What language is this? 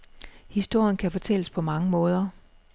Danish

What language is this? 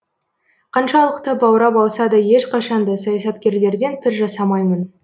Kazakh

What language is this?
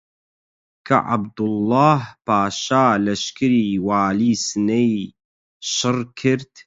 Central Kurdish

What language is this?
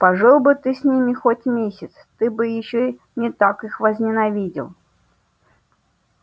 Russian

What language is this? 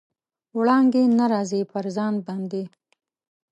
Pashto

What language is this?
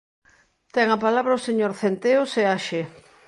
Galician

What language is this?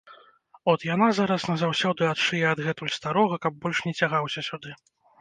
Belarusian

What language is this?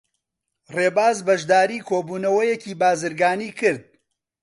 Central Kurdish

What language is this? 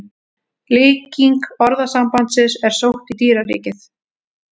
Icelandic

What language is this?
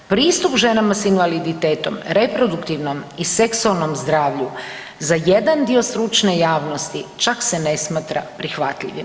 Croatian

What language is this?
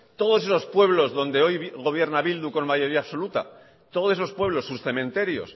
Spanish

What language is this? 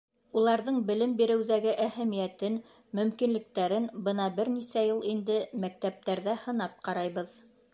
Bashkir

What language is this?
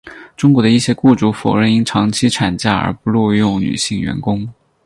Chinese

